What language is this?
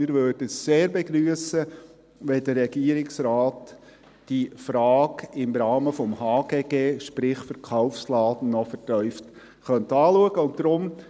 Swiss German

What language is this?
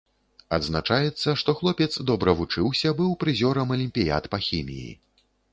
Belarusian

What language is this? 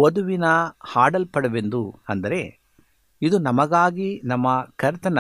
Kannada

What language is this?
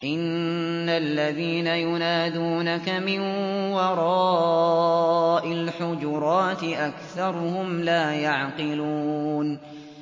Arabic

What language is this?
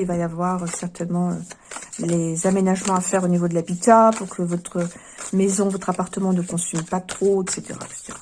French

